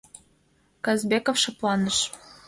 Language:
Mari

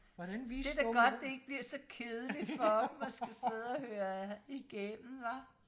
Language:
Danish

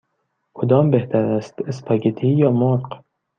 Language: Persian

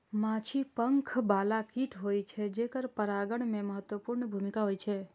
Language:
Maithili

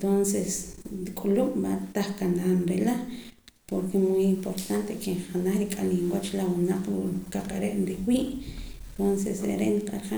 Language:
Poqomam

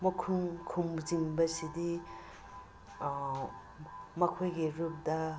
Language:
Manipuri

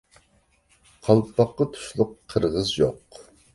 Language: Uyghur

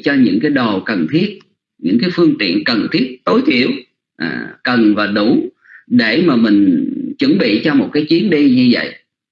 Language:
Vietnamese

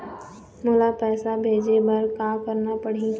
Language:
Chhattisgarhi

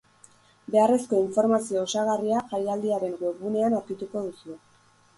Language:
Basque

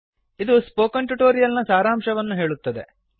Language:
Kannada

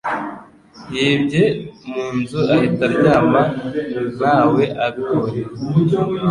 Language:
Kinyarwanda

